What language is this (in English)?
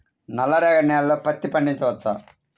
Telugu